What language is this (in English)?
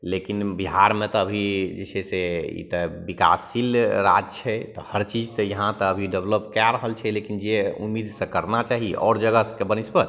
Maithili